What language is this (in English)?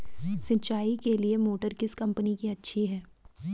Hindi